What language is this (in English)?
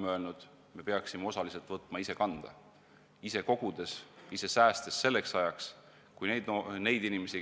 Estonian